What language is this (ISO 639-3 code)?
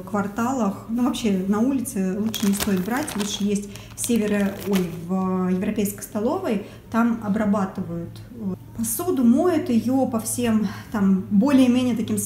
rus